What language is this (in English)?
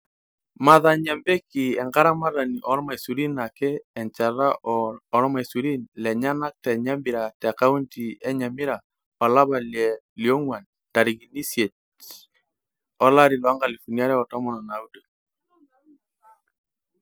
Masai